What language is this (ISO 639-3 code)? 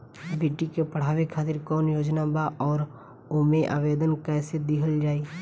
bho